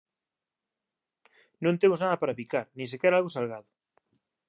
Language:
Galician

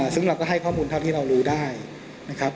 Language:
Thai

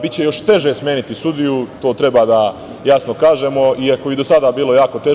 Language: Serbian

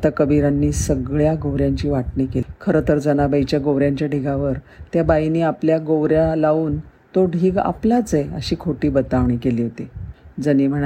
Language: Marathi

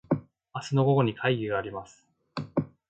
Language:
Japanese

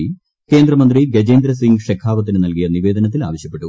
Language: Malayalam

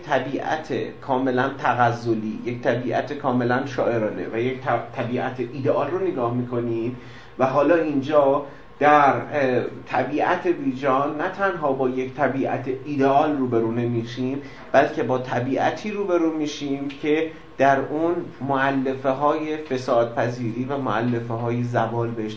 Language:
Persian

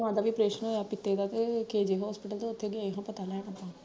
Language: Punjabi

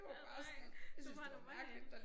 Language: Danish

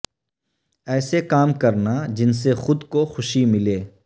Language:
Urdu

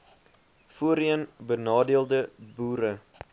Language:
Afrikaans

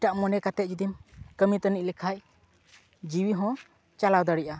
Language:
Santali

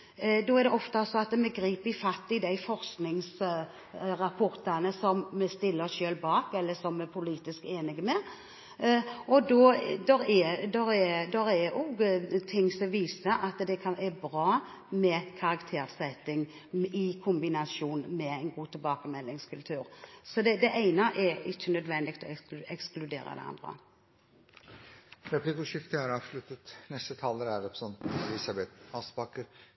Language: Norwegian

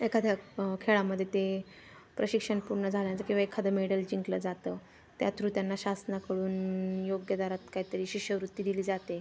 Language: Marathi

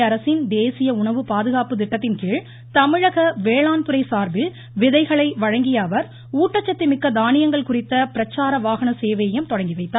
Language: Tamil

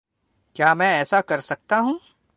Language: Urdu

